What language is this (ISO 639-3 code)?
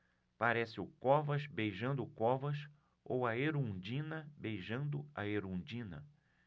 por